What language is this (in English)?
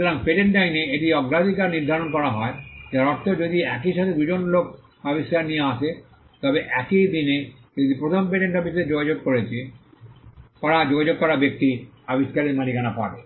Bangla